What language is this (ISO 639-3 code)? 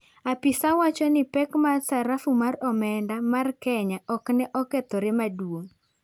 luo